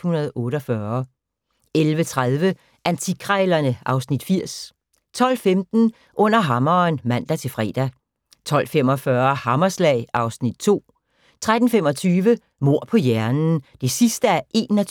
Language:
Danish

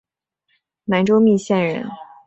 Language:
Chinese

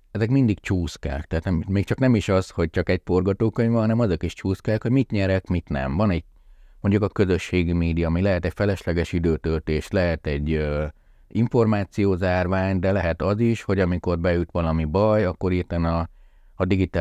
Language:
Hungarian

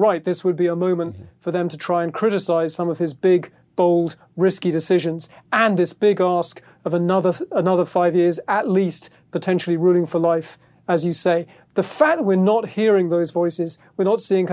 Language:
English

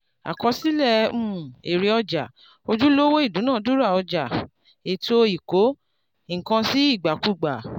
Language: Yoruba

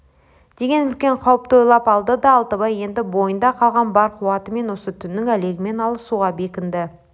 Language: Kazakh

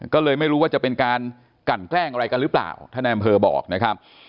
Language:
Thai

